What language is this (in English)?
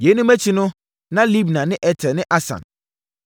Akan